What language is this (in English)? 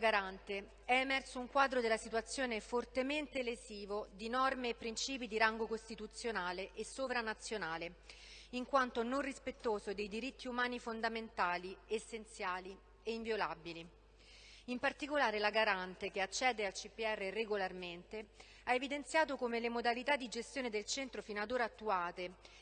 Italian